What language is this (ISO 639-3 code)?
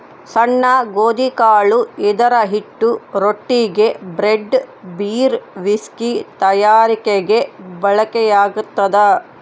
kan